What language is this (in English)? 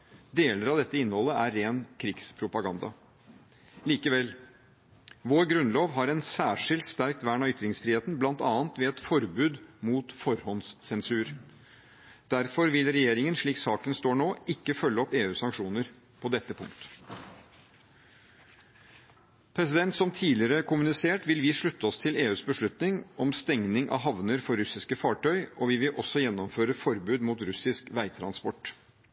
Norwegian Bokmål